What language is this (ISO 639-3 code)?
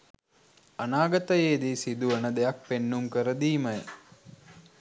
sin